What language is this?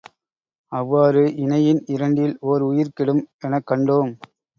Tamil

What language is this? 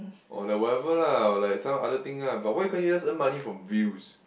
English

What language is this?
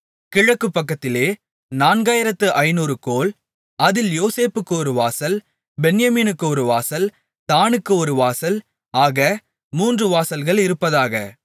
Tamil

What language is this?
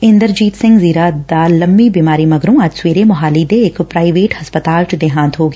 Punjabi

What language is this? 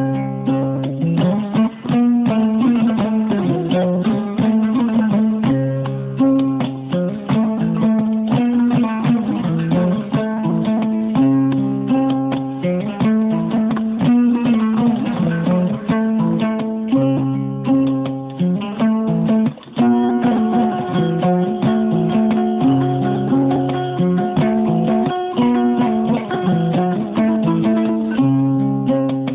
Fula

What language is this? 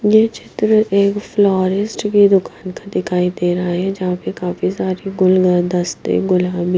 Hindi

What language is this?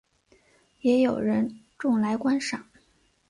Chinese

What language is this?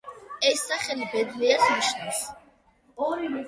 Georgian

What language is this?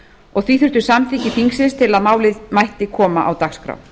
Icelandic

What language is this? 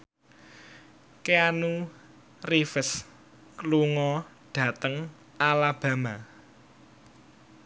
Javanese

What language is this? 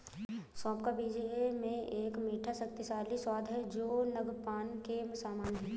Hindi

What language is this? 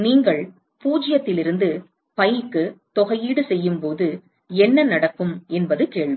Tamil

